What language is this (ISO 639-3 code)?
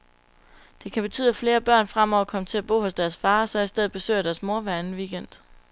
dan